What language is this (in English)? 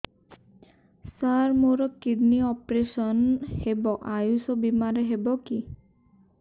Odia